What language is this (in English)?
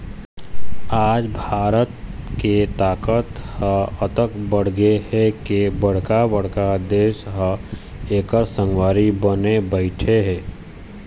Chhattisgarhi